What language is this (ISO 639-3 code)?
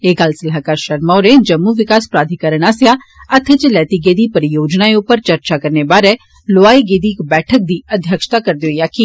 doi